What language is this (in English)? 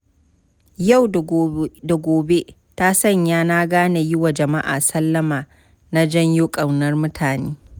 Hausa